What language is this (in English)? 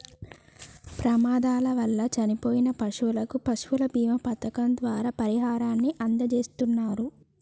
Telugu